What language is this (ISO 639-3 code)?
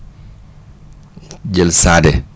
wol